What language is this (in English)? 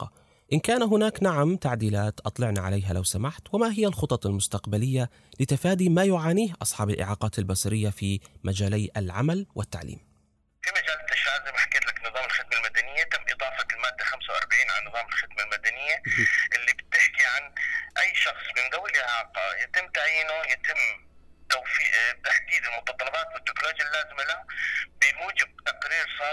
Arabic